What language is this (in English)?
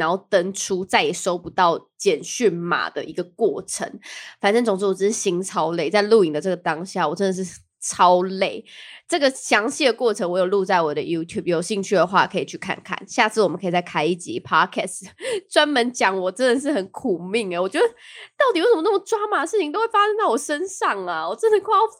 Chinese